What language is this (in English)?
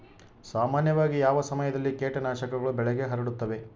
Kannada